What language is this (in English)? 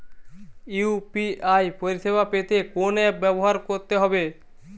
Bangla